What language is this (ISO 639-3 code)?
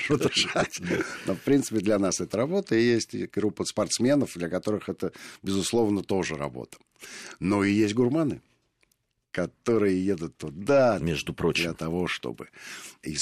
rus